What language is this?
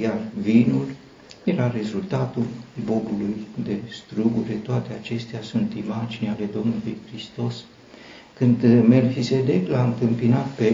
Romanian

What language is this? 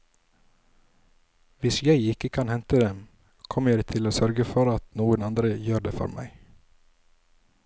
Norwegian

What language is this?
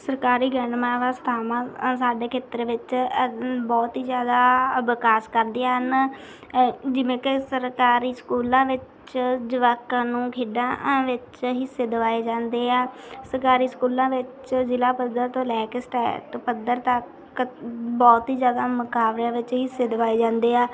Punjabi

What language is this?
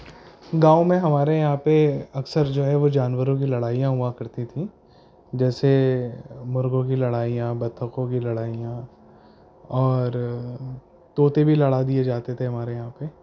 Urdu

